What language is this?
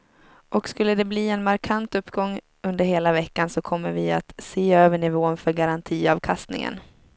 Swedish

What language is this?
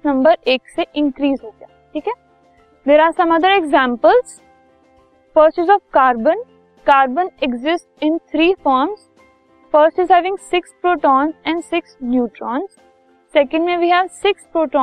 Hindi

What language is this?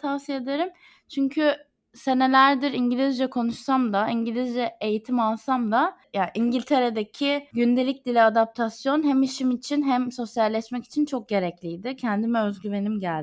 Turkish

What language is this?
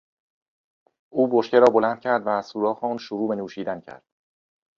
Persian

